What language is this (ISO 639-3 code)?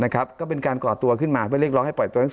tha